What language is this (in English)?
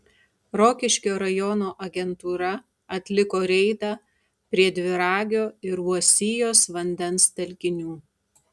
Lithuanian